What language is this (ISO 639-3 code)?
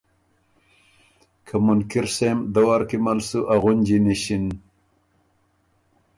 oru